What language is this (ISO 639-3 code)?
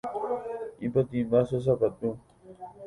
grn